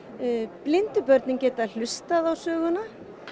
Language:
Icelandic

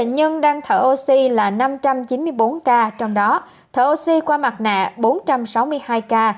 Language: Vietnamese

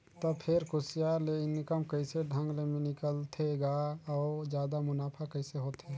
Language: Chhattisgarhi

